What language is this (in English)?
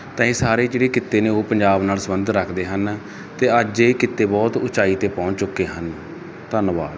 Punjabi